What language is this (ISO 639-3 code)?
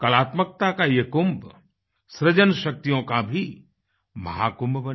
hin